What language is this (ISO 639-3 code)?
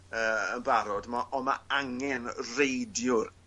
cym